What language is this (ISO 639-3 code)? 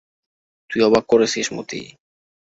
ben